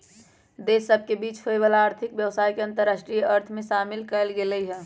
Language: Magahi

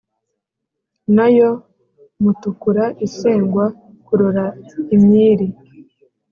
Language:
Kinyarwanda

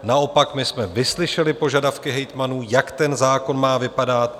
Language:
Czech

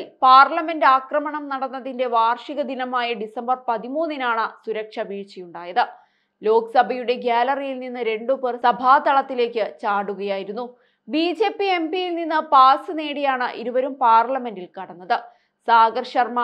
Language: Malayalam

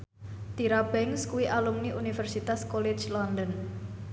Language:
Javanese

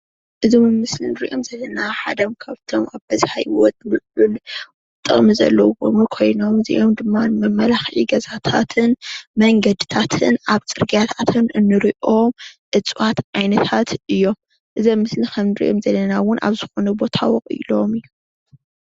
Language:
Tigrinya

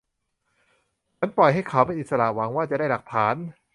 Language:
Thai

